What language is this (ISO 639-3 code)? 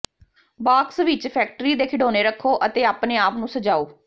pan